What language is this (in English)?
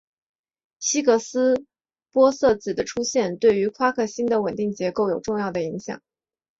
Chinese